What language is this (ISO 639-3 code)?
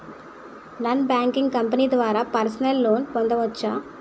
tel